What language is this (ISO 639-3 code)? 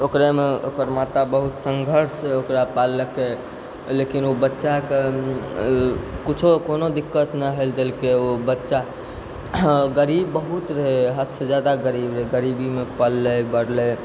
mai